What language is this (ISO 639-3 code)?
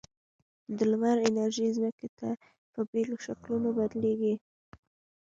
pus